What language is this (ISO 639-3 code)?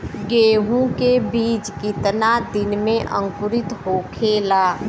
bho